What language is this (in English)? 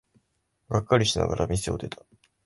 Japanese